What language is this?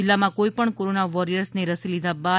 Gujarati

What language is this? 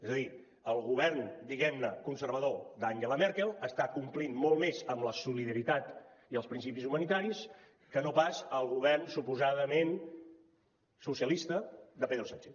Catalan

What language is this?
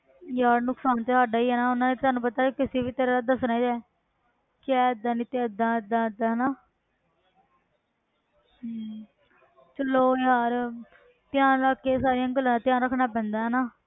Punjabi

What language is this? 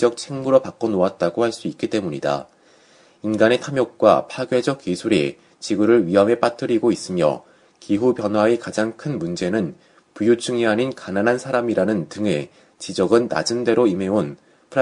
Korean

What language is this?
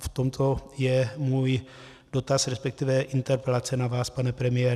Czech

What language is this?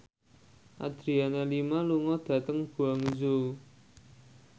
Javanese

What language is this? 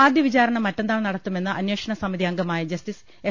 Malayalam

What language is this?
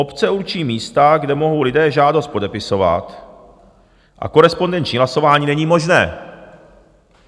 Czech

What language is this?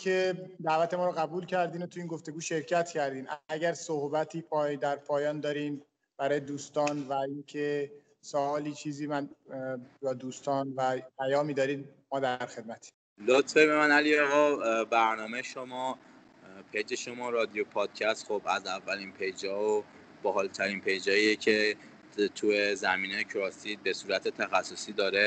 Persian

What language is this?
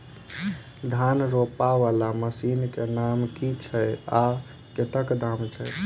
Maithili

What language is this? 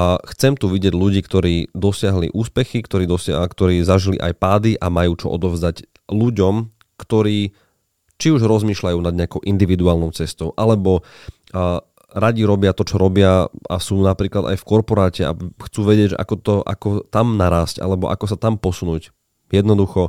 Slovak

